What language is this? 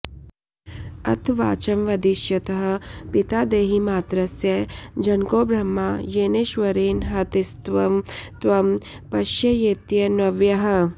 Sanskrit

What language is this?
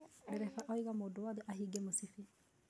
Kikuyu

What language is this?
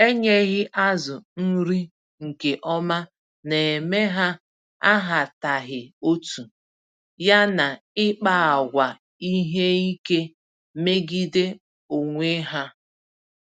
Igbo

